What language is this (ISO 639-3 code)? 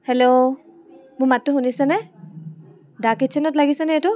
asm